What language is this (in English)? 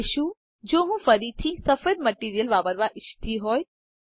Gujarati